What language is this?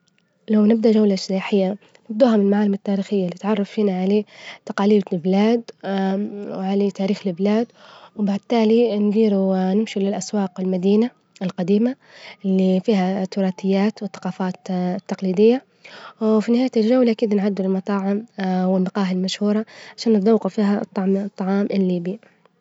Libyan Arabic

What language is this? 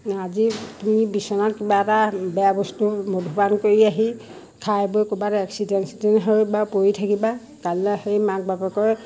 Assamese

